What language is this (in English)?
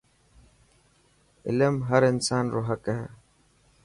Dhatki